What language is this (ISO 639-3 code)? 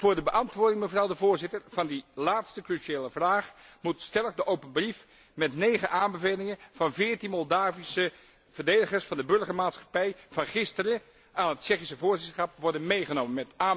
nld